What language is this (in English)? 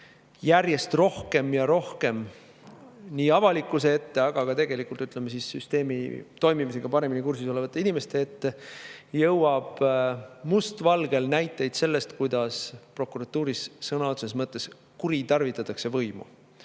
Estonian